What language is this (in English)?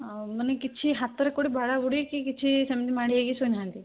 Odia